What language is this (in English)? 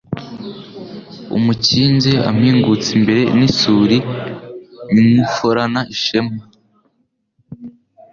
Kinyarwanda